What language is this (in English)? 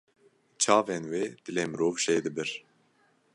Kurdish